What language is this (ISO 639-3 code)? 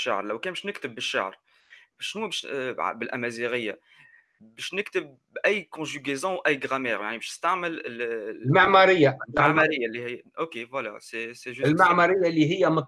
ara